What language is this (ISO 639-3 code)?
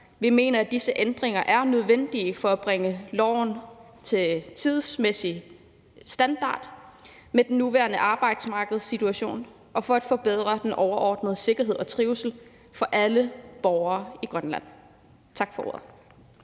dan